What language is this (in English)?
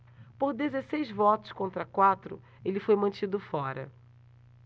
Portuguese